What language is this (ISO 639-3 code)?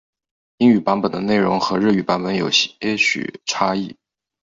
zho